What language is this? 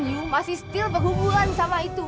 Indonesian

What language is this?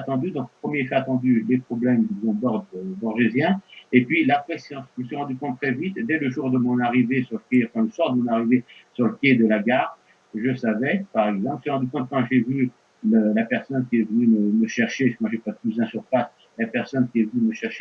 French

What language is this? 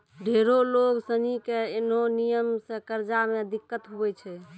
Maithili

